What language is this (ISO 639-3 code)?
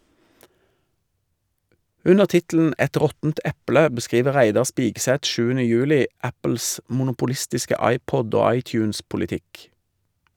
nor